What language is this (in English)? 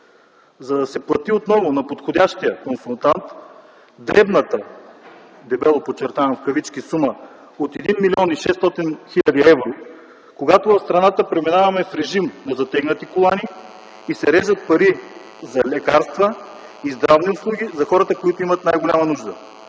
Bulgarian